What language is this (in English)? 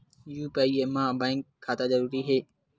Chhattisgarhi